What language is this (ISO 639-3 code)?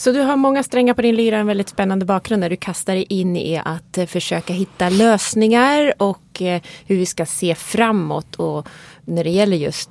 swe